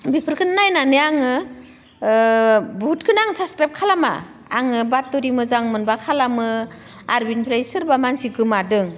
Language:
Bodo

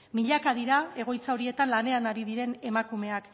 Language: Basque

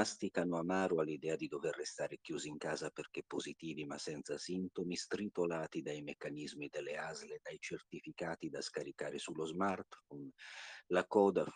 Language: Italian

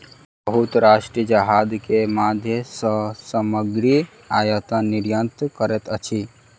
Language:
Maithili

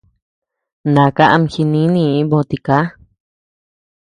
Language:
Tepeuxila Cuicatec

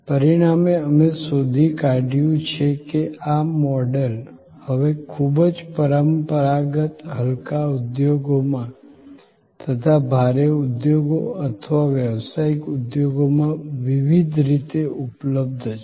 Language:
Gujarati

